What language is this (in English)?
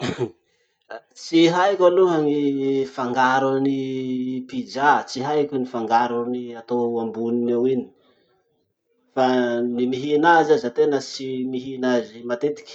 Masikoro Malagasy